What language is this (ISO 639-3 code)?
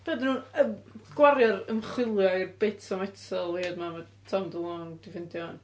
cym